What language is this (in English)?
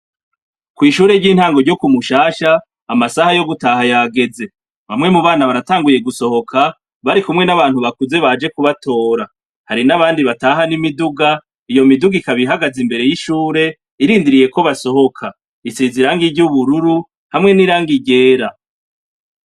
Rundi